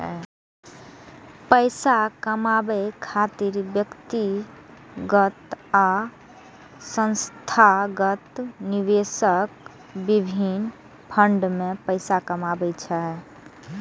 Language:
Maithili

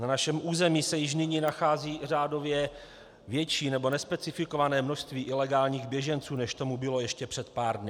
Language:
Czech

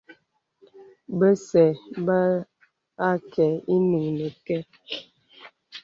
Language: Bebele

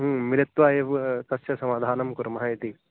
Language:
Sanskrit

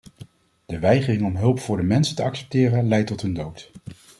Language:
Dutch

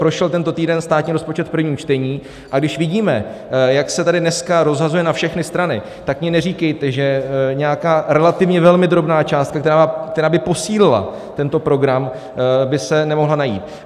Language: Czech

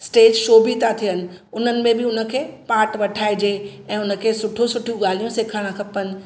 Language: Sindhi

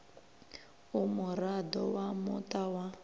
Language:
Venda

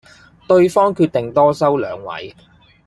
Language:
Cantonese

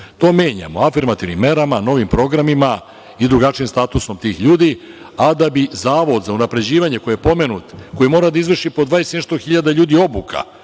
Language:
Serbian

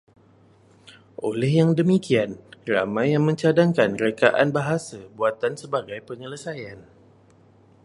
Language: Malay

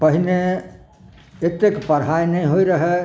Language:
Maithili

